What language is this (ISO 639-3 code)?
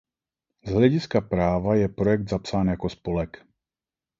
ces